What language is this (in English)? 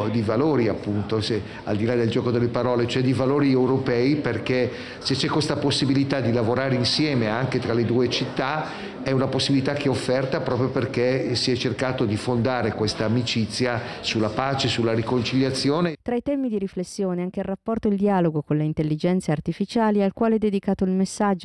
Italian